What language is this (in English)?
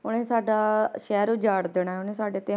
Punjabi